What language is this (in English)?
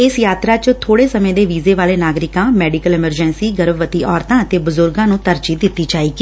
Punjabi